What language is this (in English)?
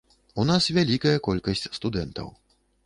Belarusian